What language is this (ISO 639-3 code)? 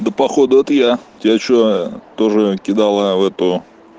rus